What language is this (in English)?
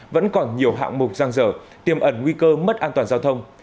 Vietnamese